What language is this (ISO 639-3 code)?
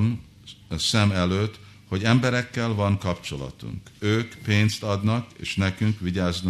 hun